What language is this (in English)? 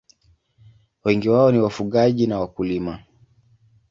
Swahili